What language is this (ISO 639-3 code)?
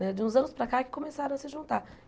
por